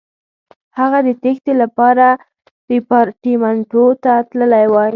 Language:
Pashto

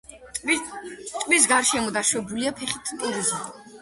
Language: Georgian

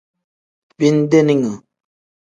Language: Tem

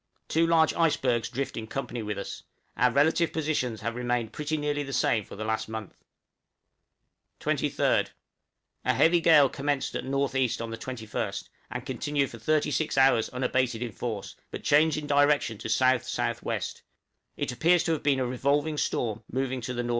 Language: English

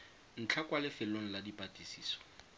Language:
Tswana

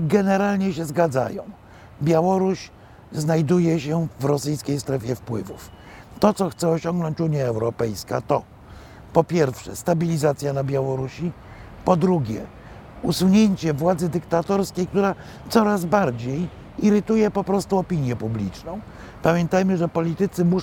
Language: Polish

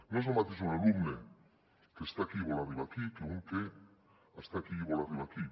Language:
Catalan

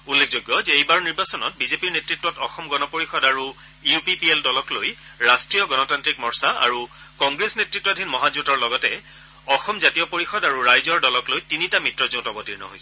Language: Assamese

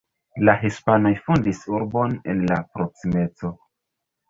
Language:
Esperanto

